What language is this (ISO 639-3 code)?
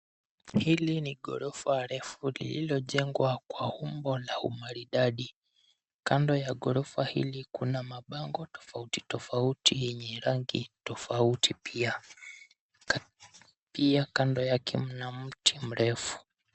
swa